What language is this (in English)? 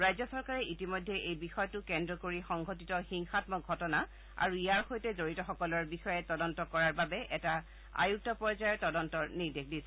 Assamese